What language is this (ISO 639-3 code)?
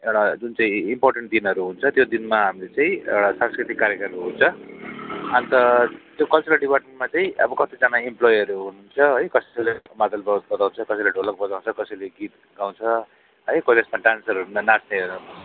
nep